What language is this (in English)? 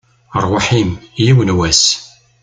Kabyle